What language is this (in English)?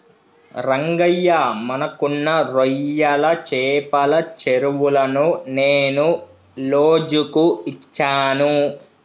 Telugu